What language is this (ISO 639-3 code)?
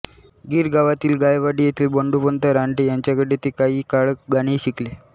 mar